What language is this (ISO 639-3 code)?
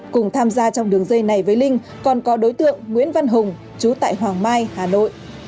vie